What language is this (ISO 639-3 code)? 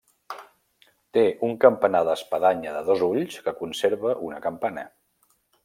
cat